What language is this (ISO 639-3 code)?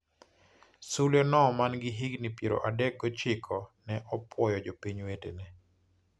luo